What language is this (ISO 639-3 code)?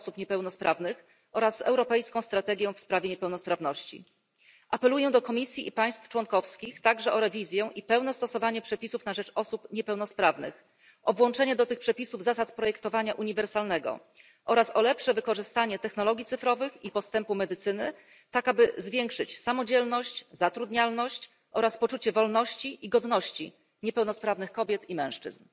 pol